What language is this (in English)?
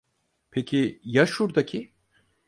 Turkish